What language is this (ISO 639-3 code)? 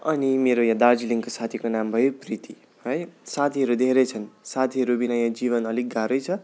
nep